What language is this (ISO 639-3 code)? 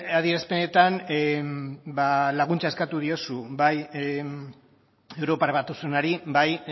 eus